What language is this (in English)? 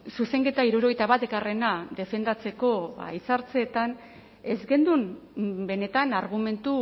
Basque